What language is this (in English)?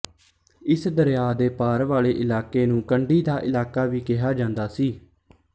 Punjabi